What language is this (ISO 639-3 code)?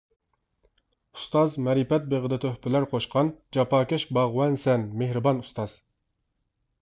uig